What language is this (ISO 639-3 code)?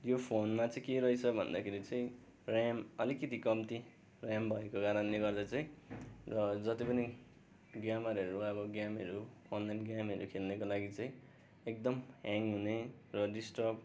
nep